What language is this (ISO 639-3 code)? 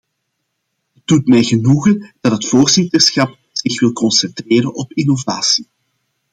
nld